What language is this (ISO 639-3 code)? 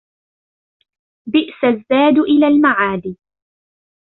ara